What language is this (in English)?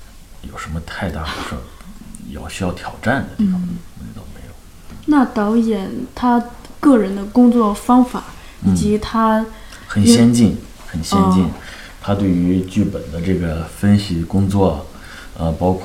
Chinese